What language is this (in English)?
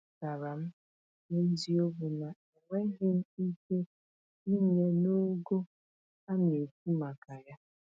Igbo